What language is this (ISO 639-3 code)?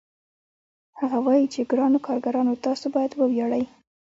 pus